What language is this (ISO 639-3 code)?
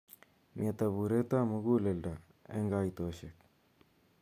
kln